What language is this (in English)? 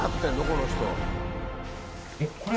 Japanese